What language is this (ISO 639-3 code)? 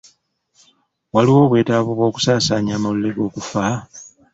lug